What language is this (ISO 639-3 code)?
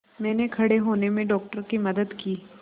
hin